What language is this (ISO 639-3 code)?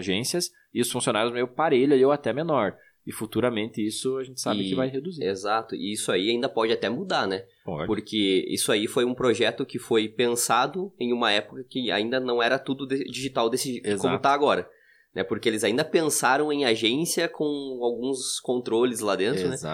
por